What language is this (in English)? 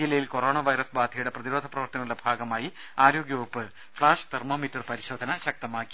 Malayalam